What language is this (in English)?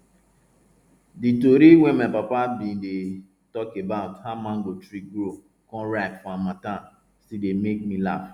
Nigerian Pidgin